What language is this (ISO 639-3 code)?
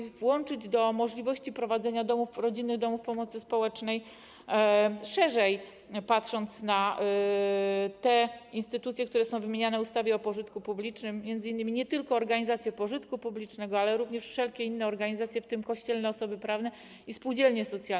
pol